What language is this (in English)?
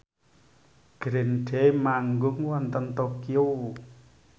Javanese